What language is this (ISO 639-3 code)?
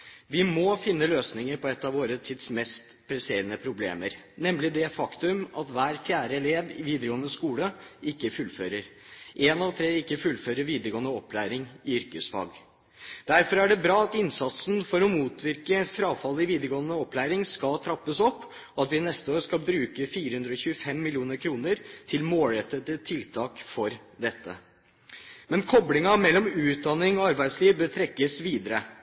nob